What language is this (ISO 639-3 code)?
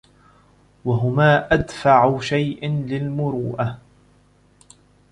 ara